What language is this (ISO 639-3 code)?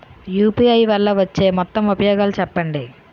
tel